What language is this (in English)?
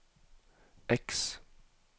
Norwegian